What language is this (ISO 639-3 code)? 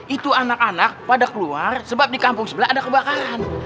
ind